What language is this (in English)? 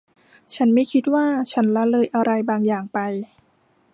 Thai